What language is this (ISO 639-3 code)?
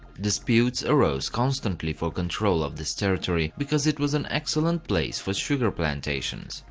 eng